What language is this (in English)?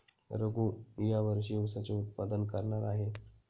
Marathi